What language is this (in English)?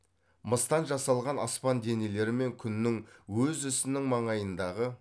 Kazakh